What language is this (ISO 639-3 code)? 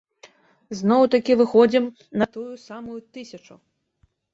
bel